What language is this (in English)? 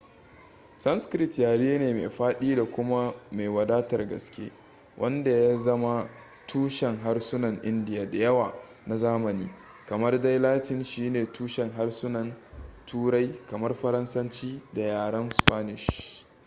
Hausa